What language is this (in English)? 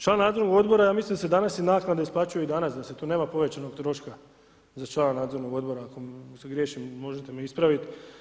Croatian